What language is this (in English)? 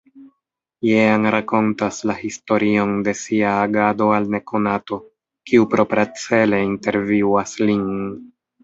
Esperanto